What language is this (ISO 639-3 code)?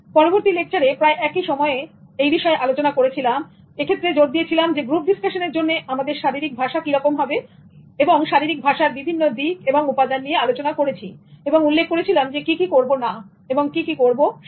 ben